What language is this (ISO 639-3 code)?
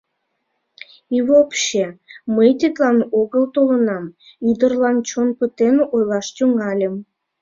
chm